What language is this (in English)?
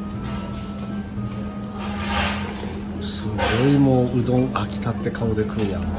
Japanese